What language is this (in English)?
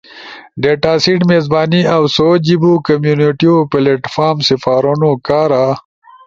Ushojo